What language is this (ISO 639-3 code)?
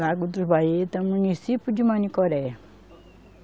por